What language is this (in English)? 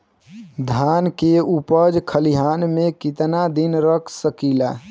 Bhojpuri